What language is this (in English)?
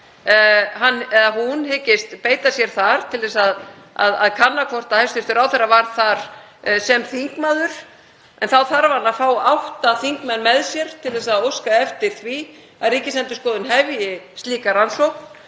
Icelandic